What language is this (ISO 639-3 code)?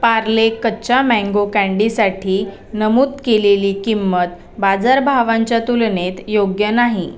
mar